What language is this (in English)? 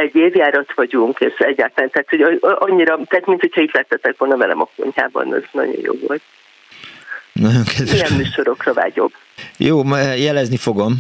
Hungarian